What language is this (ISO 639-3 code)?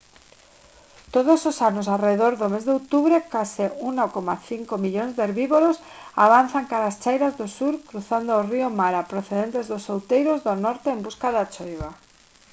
glg